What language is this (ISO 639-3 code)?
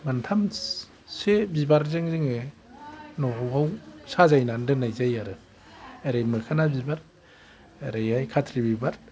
brx